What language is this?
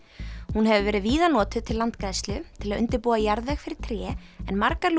Icelandic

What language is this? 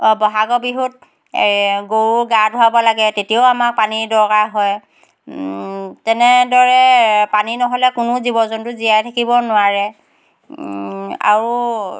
Assamese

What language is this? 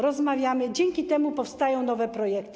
Polish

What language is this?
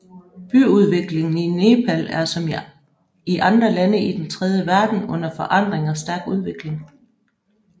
Danish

